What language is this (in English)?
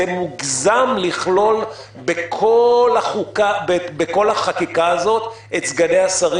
Hebrew